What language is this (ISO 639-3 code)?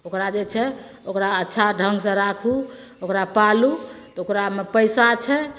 mai